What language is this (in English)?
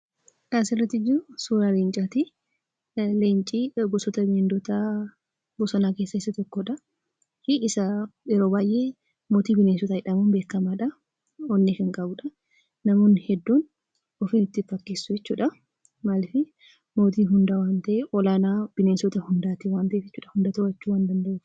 Oromo